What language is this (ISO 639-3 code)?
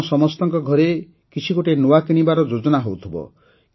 ori